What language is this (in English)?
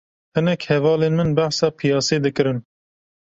Kurdish